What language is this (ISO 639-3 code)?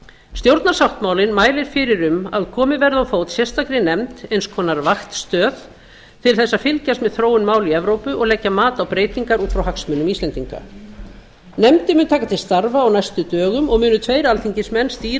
isl